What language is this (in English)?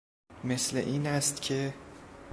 Persian